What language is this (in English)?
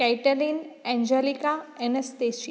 Gujarati